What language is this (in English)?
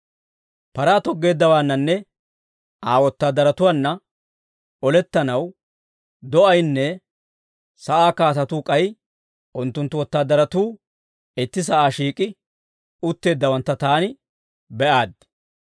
Dawro